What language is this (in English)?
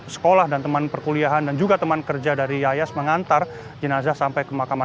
Indonesian